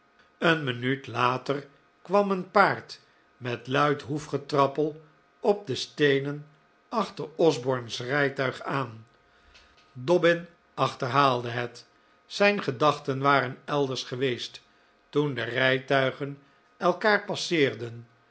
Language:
Dutch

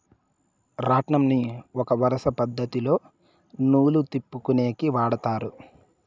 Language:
Telugu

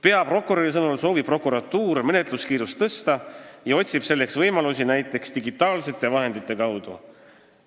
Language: Estonian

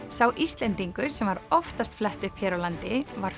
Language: Icelandic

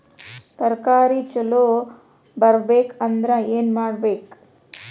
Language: Kannada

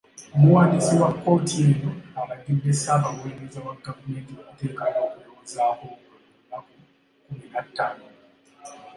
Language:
Ganda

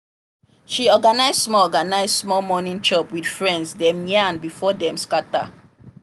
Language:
Nigerian Pidgin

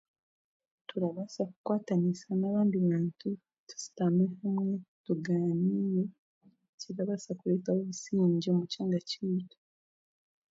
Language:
Chiga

